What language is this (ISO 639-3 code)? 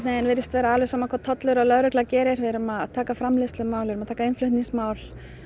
isl